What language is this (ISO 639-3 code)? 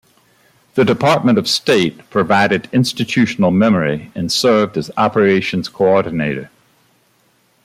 eng